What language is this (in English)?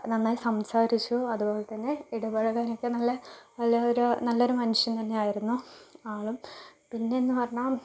Malayalam